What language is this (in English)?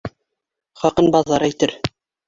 Bashkir